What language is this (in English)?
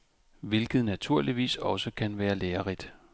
Danish